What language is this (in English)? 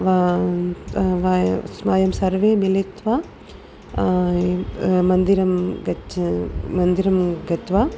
Sanskrit